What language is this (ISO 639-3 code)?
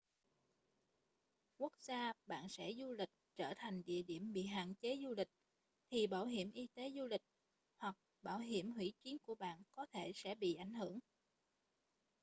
vie